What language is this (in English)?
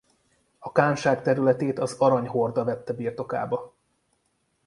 Hungarian